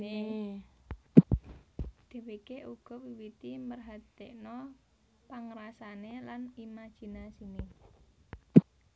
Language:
Javanese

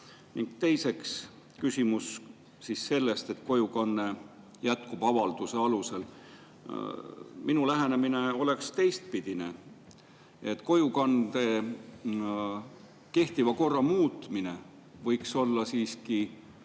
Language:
Estonian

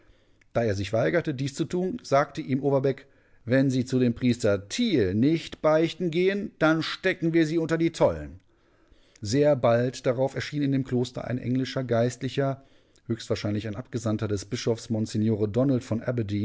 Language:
German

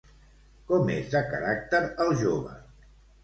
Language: Catalan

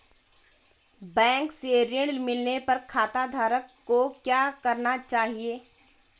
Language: Hindi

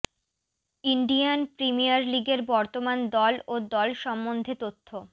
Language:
Bangla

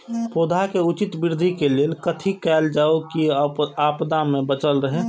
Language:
Maithili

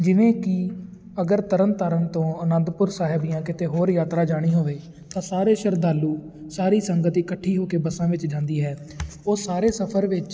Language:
Punjabi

